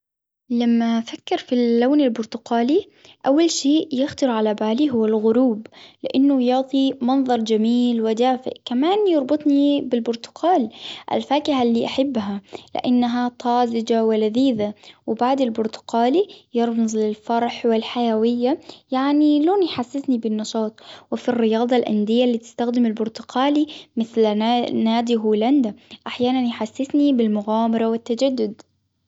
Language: Hijazi Arabic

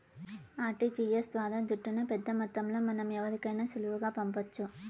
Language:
Telugu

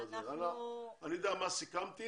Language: Hebrew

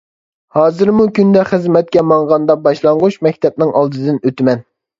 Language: Uyghur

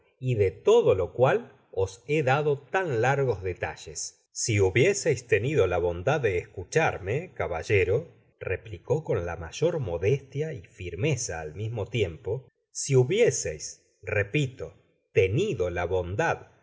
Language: Spanish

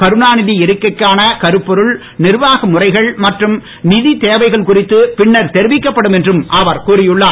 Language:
Tamil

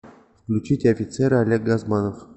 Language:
Russian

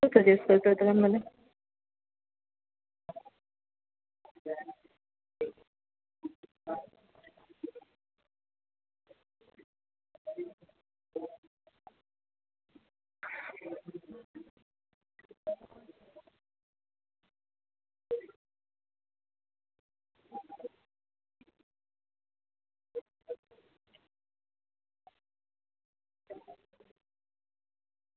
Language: Gujarati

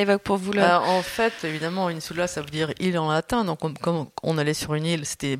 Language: French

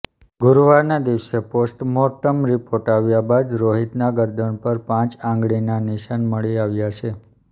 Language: Gujarati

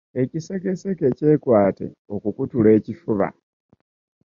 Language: Ganda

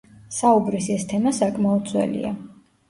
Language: Georgian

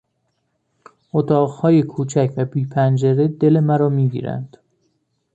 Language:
Persian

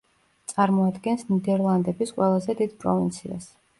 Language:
Georgian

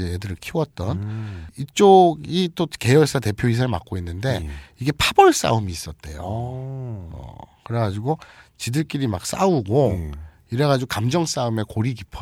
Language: Korean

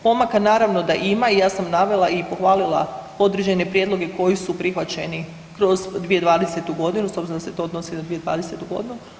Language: Croatian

